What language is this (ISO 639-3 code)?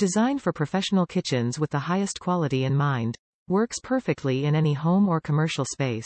eng